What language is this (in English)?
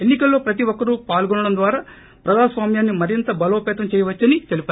Telugu